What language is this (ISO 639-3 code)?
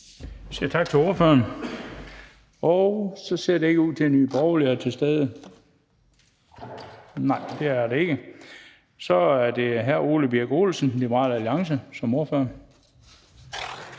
dan